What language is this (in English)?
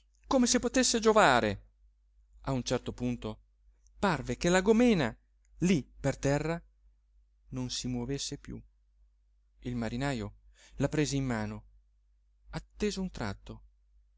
Italian